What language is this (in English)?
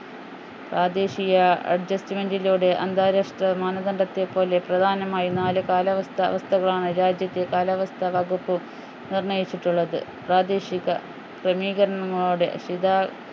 Malayalam